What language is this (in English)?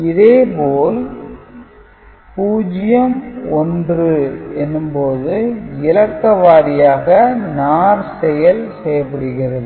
Tamil